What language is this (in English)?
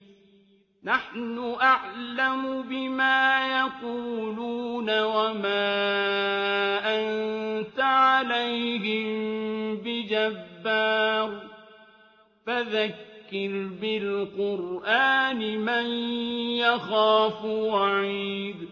Arabic